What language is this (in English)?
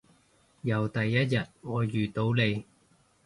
Cantonese